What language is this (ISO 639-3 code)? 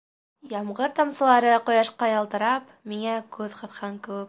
bak